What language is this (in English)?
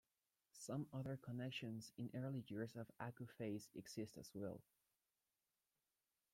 English